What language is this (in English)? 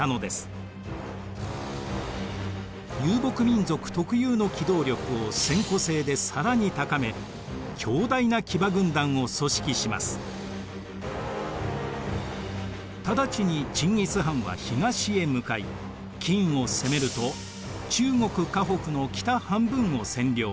Japanese